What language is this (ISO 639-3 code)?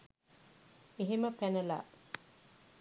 sin